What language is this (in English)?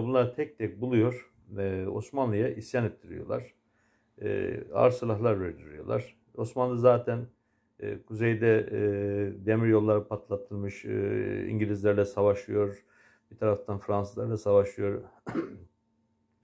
Turkish